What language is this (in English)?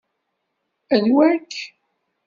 Kabyle